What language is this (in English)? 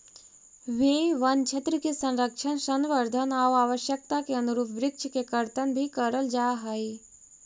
Magahi